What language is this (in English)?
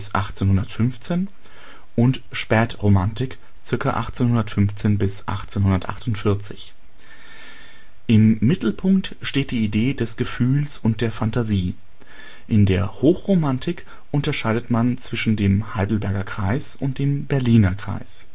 German